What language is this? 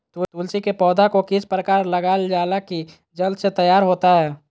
Magahi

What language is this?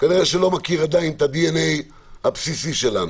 Hebrew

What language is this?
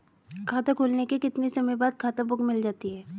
Hindi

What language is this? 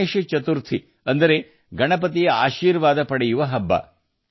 Kannada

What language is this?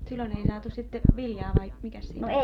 Finnish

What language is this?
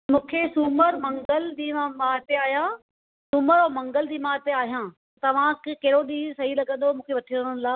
Sindhi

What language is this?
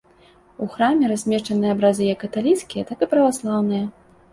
Belarusian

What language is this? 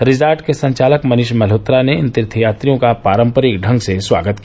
Hindi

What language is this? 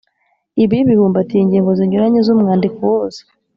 Kinyarwanda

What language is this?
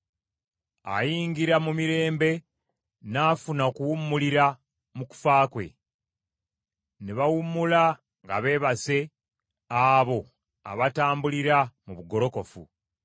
Ganda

